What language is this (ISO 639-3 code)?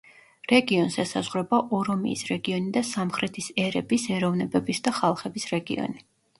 kat